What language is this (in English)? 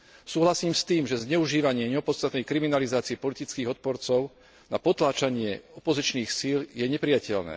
Slovak